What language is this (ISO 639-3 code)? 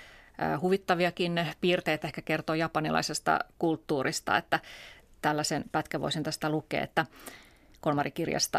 fin